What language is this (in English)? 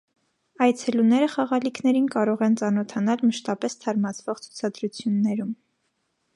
Armenian